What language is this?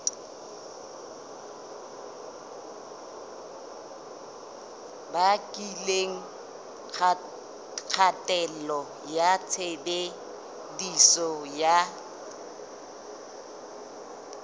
Southern Sotho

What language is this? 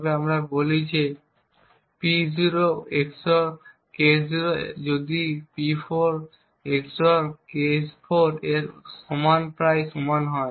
Bangla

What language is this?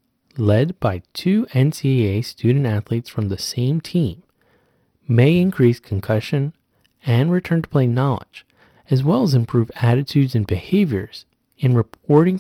English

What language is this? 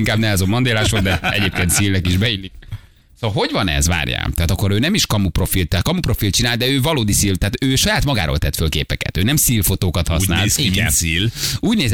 Hungarian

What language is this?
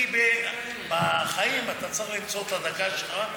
Hebrew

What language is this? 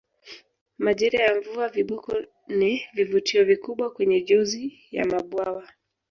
Swahili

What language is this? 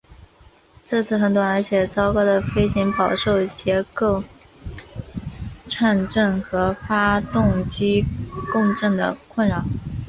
Chinese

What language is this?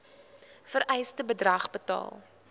Afrikaans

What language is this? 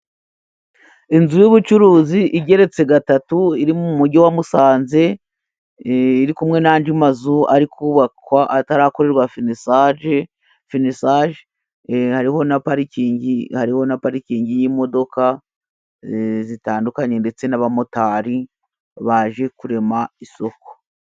Kinyarwanda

